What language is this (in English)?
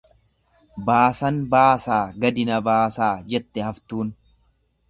Oromo